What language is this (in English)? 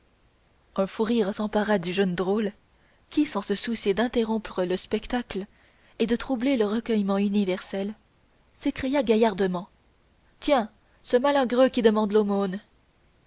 French